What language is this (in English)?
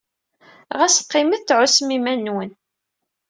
Kabyle